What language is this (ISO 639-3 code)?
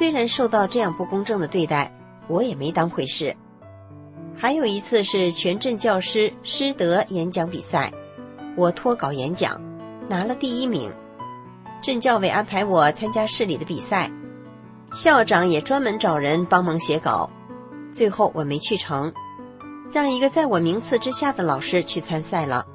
zho